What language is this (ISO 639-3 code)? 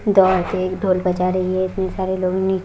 hin